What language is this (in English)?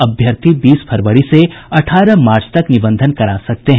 Hindi